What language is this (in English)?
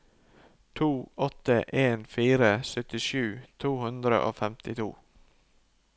Norwegian